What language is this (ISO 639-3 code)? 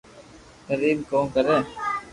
lrk